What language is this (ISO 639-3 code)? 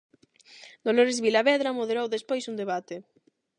glg